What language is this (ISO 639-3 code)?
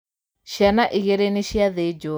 kik